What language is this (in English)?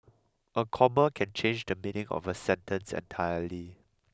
English